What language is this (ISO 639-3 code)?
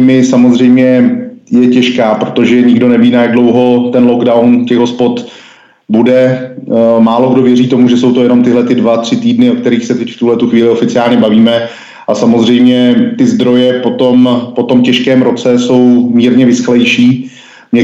ces